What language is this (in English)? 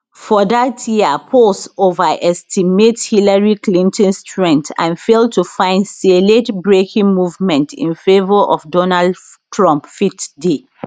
Nigerian Pidgin